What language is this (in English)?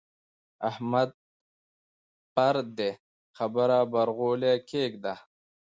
Pashto